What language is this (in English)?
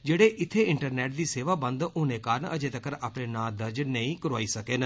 Dogri